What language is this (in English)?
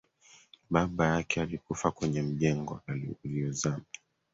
Swahili